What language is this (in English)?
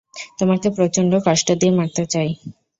Bangla